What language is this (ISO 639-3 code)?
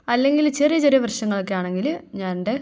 mal